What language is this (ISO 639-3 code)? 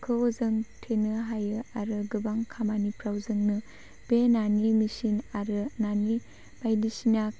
brx